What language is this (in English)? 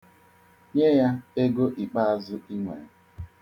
Igbo